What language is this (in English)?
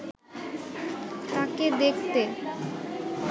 Bangla